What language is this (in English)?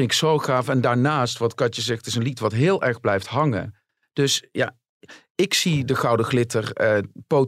Dutch